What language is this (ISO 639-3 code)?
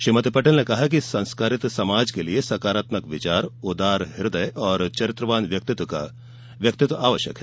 hin